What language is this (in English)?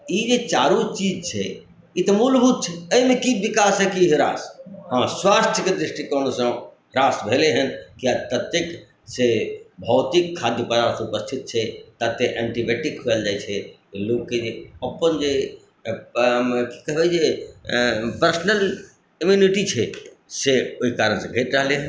Maithili